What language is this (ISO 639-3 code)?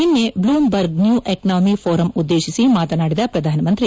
kan